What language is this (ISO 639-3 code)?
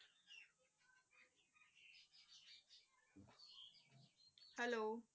pan